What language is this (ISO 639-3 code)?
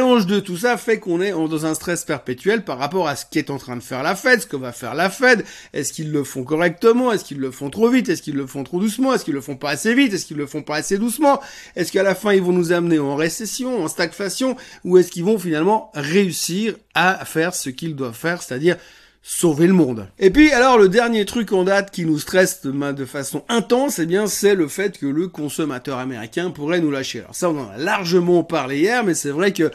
fra